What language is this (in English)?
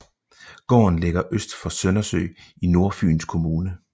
Danish